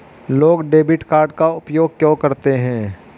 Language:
Hindi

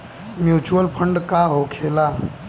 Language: Bhojpuri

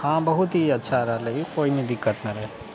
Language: Maithili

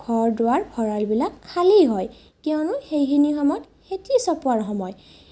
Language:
Assamese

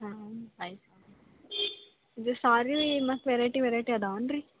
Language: Kannada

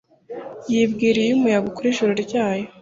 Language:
Kinyarwanda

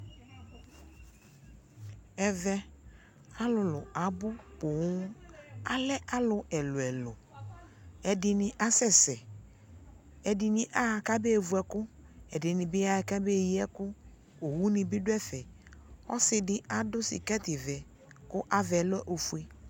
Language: Ikposo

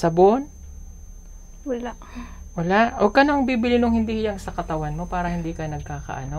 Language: Filipino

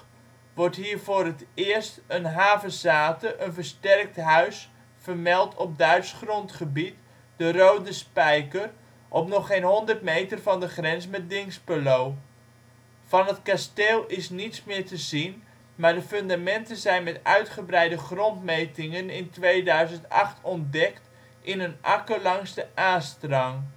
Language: Dutch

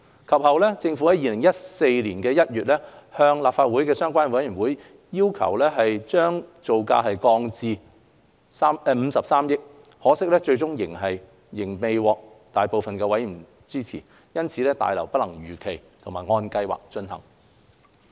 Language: Cantonese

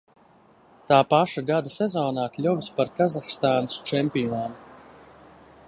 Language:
Latvian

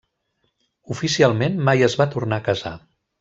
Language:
Catalan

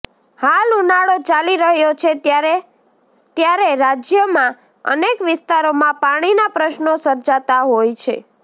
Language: Gujarati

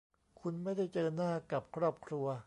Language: Thai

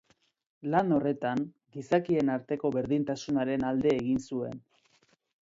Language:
Basque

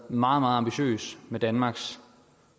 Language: Danish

